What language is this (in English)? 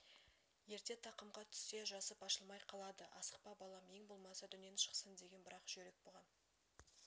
Kazakh